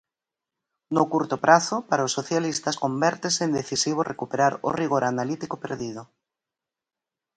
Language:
Galician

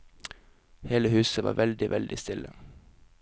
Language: Norwegian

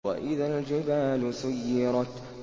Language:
Arabic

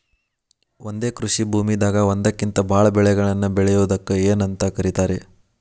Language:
Kannada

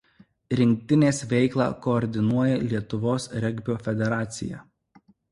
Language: Lithuanian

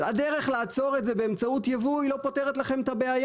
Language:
Hebrew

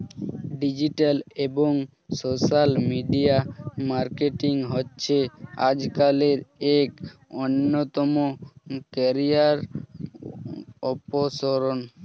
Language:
Bangla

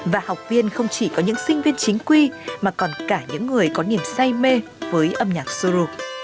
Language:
Vietnamese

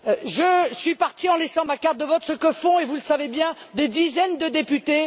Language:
French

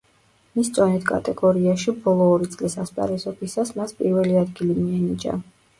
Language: Georgian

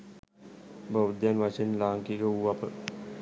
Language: Sinhala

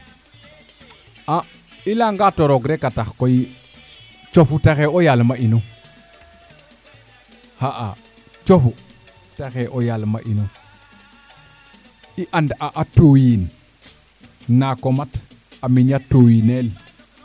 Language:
Serer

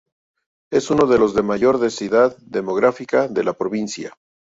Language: Spanish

